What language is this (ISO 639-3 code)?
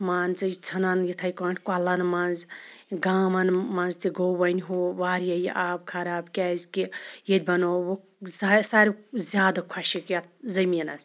kas